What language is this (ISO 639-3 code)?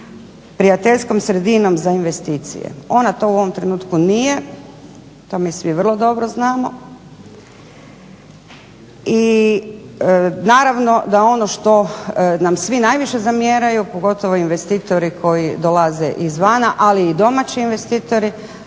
hrv